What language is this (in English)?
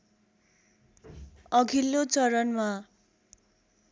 Nepali